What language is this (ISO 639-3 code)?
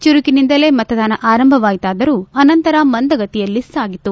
kan